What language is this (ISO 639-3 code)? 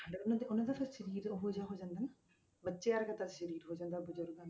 pan